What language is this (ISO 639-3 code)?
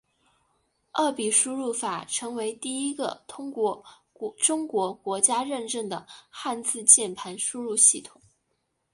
zho